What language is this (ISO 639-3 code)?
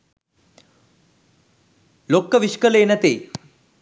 sin